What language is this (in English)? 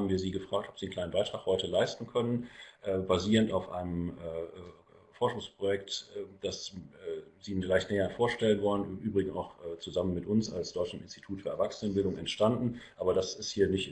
German